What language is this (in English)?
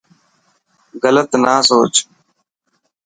Dhatki